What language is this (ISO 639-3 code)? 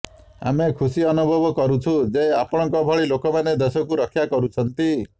ori